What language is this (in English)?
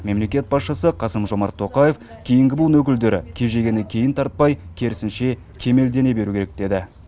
Kazakh